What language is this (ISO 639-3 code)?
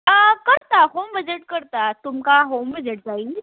kok